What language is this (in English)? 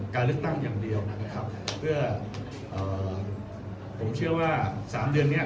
Thai